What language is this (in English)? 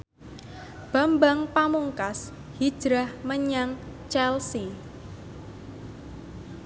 Javanese